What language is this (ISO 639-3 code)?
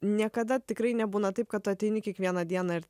lit